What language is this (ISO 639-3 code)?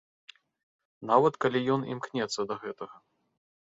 bel